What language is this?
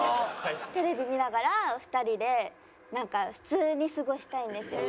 Japanese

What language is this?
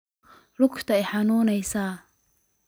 Somali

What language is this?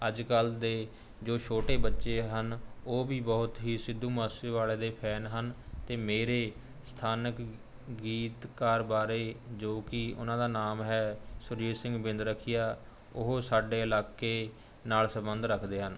Punjabi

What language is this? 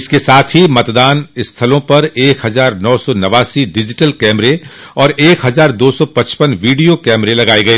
Hindi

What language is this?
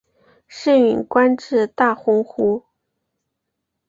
Chinese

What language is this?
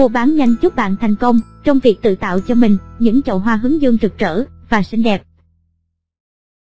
Vietnamese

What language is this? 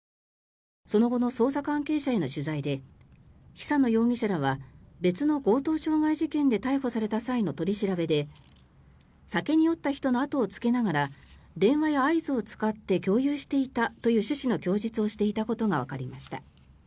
Japanese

